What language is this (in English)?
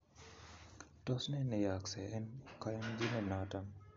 Kalenjin